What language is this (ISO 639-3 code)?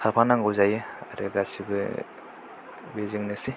brx